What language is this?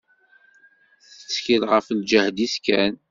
Kabyle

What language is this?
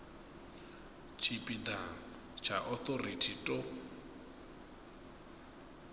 Venda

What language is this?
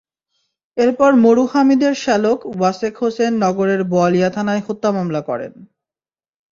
Bangla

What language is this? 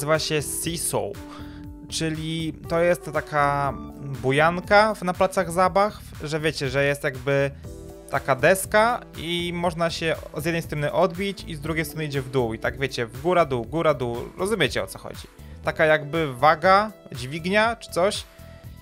Polish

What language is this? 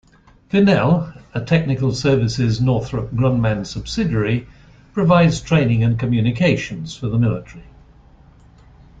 English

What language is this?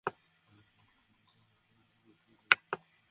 Bangla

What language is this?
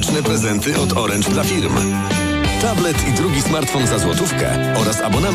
Polish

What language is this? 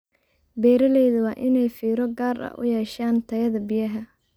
Somali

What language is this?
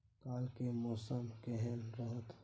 Maithili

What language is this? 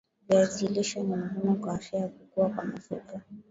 Swahili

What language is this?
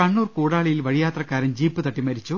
Malayalam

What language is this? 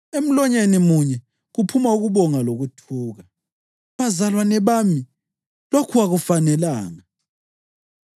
North Ndebele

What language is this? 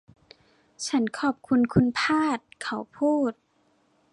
Thai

